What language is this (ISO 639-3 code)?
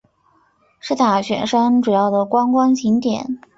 zho